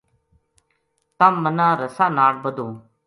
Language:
Gujari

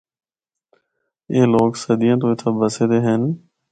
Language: Northern Hindko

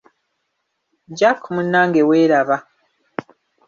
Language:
Ganda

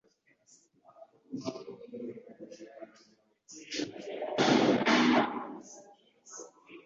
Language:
Ganda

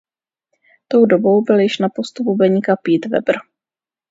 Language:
Czech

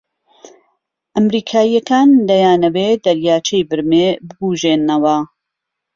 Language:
Central Kurdish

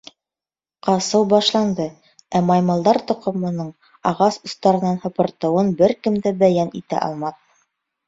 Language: Bashkir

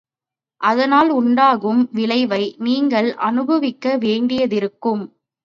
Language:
Tamil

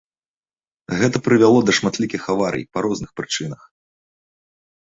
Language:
Belarusian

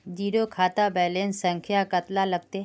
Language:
Magahi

